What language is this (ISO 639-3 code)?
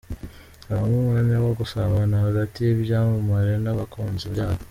kin